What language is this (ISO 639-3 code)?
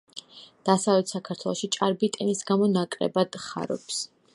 kat